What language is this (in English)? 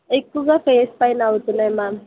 Telugu